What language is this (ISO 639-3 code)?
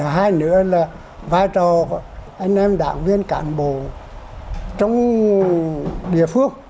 vie